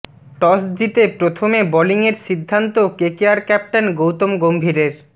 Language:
Bangla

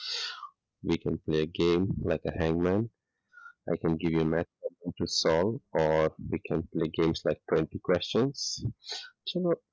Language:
Gujarati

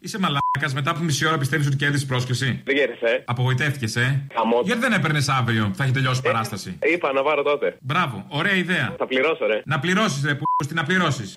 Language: Greek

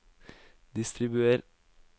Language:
Norwegian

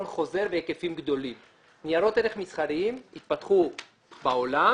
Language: Hebrew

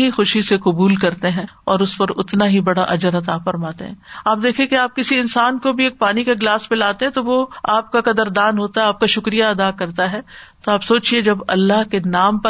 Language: Urdu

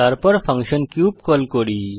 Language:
Bangla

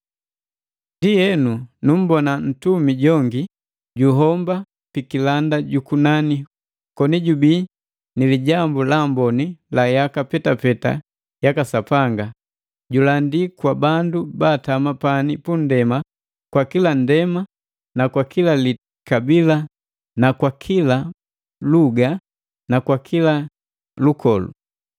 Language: Matengo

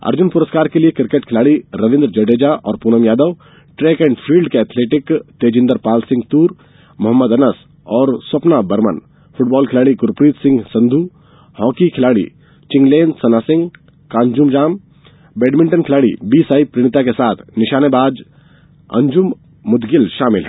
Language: Hindi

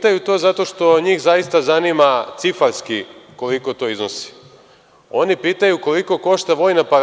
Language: Serbian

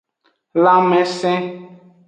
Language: Aja (Benin)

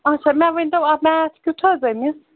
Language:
Kashmiri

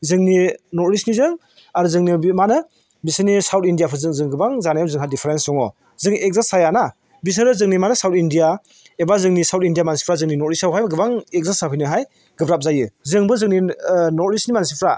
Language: Bodo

